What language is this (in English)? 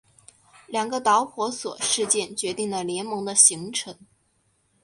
Chinese